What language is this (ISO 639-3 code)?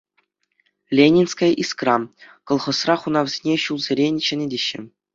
chv